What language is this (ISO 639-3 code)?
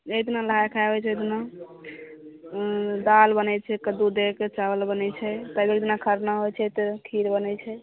mai